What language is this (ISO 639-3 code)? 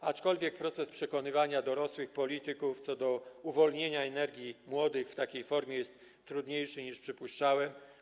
pol